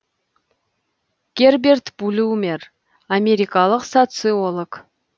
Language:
Kazakh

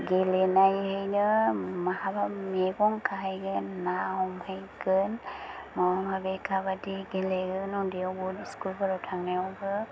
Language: Bodo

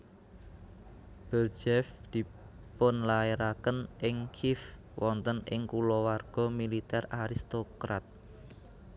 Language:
Javanese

